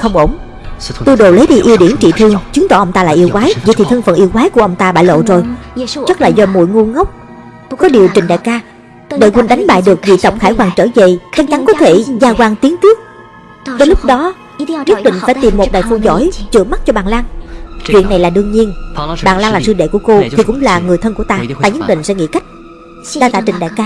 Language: Vietnamese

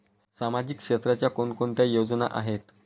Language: Marathi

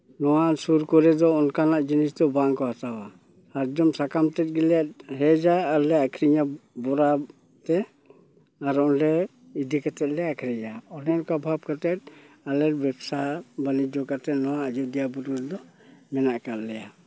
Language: Santali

